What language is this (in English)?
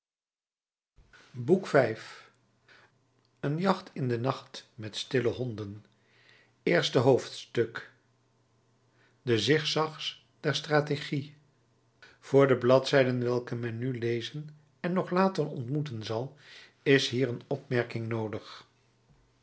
Dutch